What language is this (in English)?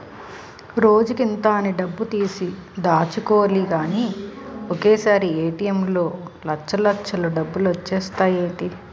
Telugu